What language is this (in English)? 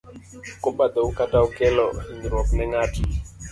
Luo (Kenya and Tanzania)